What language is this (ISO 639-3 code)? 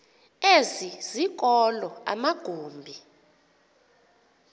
xho